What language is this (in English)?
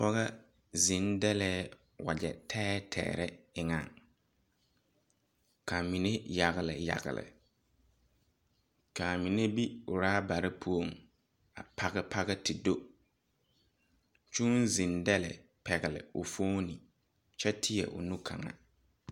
Southern Dagaare